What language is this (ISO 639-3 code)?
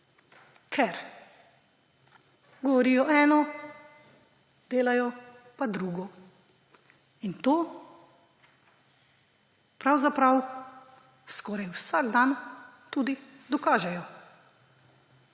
slv